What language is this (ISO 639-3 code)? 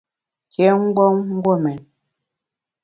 bax